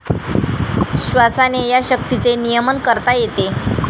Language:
Marathi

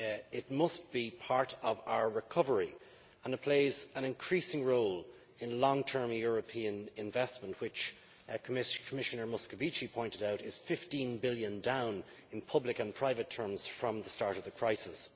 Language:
English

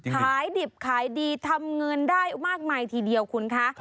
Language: Thai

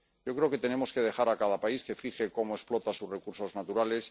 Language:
Spanish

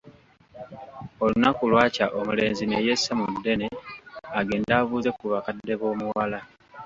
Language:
Ganda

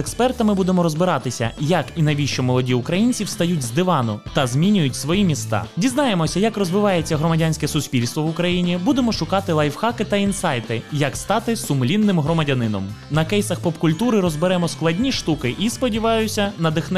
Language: Ukrainian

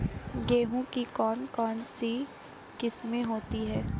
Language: Hindi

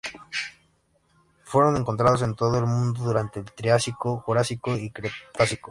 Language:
Spanish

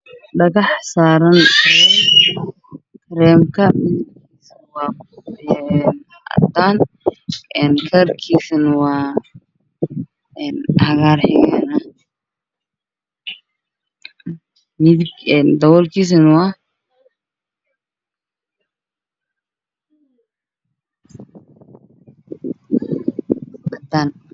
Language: Somali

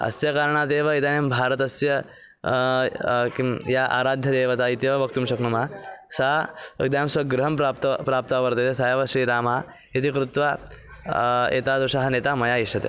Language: Sanskrit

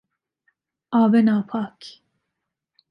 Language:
Persian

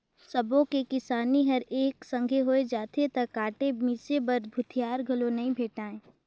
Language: Chhattisgarhi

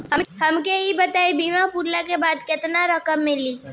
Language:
Bhojpuri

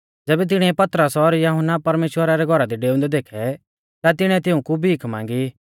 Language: Mahasu Pahari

